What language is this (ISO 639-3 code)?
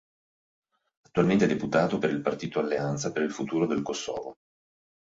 ita